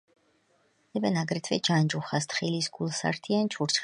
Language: Georgian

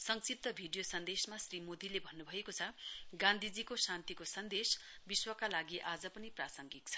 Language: Nepali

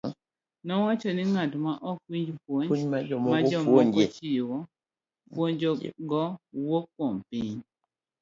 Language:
Luo (Kenya and Tanzania)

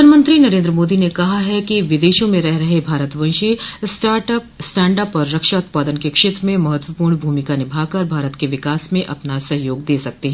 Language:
Hindi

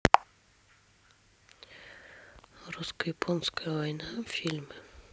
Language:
Russian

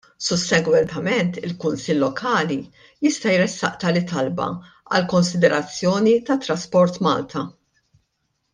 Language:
Maltese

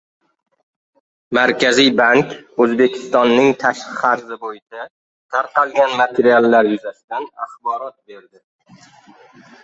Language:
Uzbek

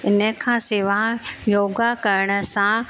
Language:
Sindhi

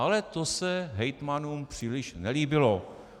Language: Czech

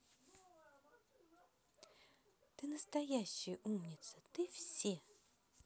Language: Russian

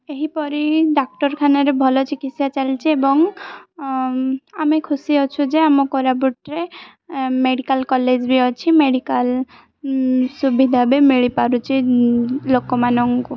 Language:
Odia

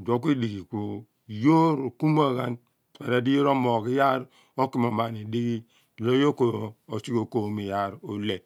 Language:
Abua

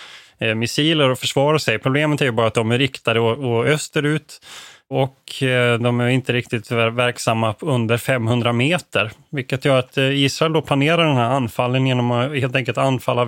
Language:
Swedish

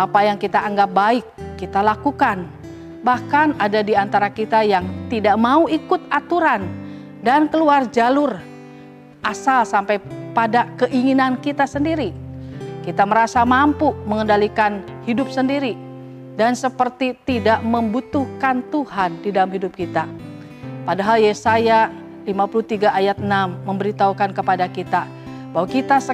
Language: Indonesian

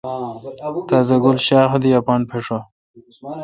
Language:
Kalkoti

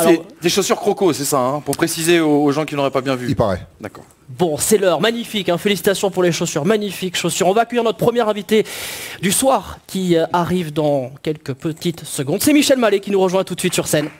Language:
French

